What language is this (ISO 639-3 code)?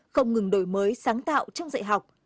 vie